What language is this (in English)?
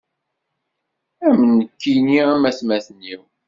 Kabyle